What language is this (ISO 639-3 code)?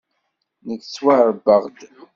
kab